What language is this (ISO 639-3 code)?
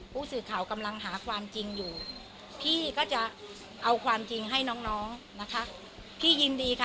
tha